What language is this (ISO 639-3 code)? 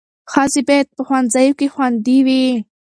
pus